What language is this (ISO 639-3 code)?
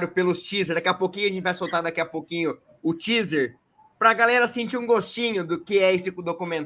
por